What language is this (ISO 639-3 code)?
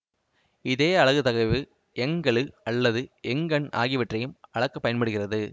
tam